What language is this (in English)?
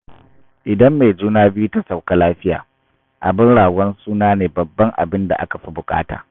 Hausa